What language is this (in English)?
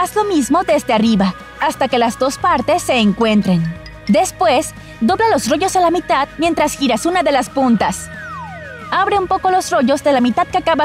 Spanish